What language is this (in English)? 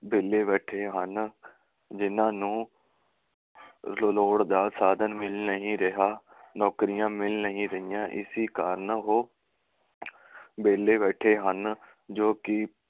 Punjabi